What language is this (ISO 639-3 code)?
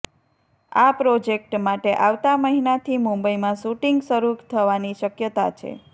guj